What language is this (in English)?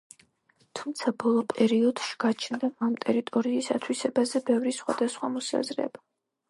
Georgian